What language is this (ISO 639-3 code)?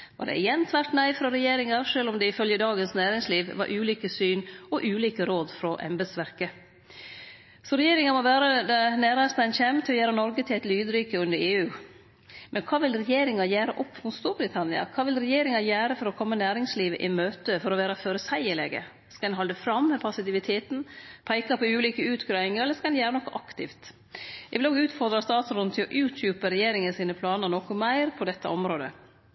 nno